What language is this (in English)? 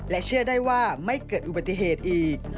Thai